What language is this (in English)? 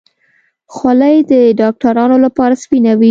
Pashto